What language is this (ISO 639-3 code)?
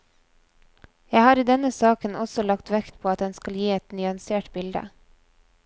nor